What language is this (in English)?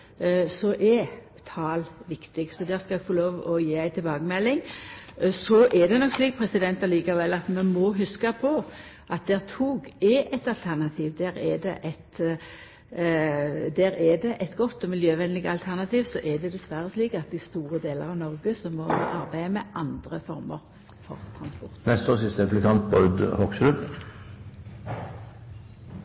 Norwegian